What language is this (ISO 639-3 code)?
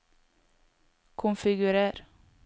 nor